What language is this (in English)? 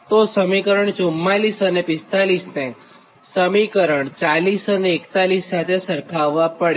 Gujarati